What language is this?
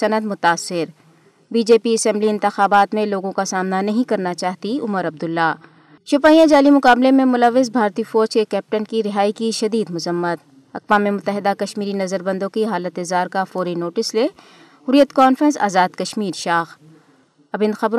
Urdu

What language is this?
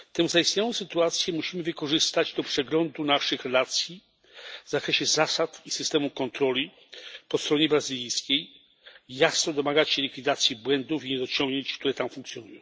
Polish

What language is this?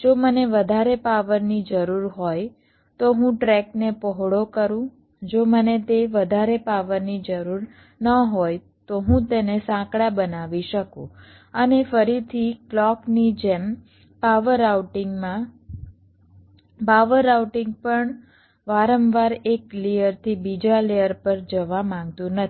Gujarati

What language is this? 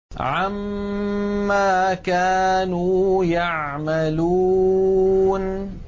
Arabic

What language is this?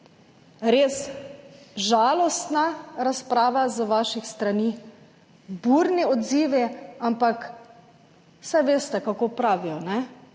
Slovenian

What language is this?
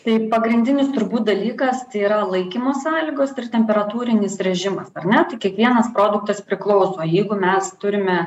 Lithuanian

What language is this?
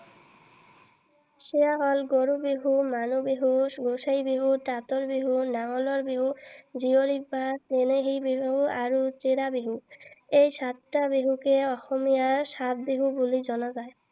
Assamese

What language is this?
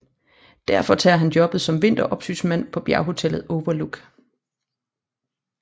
Danish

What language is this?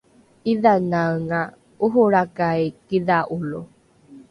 Rukai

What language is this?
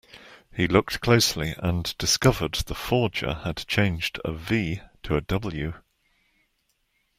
English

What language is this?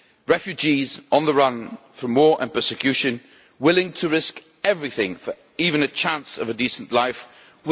English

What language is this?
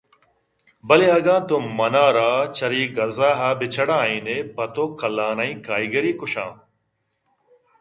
Eastern Balochi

